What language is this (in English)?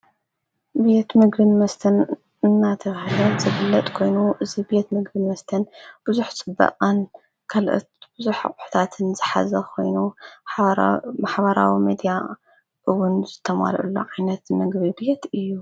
Tigrinya